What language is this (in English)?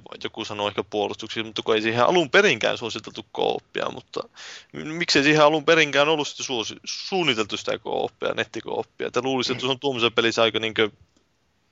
Finnish